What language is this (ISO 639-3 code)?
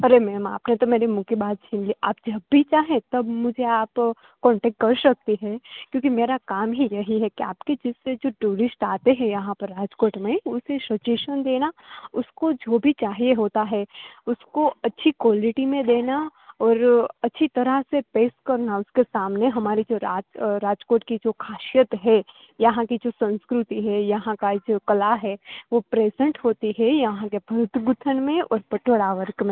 guj